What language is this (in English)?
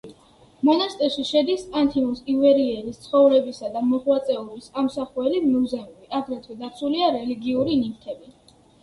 Georgian